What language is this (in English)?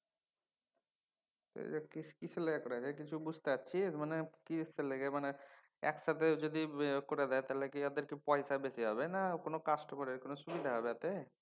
Bangla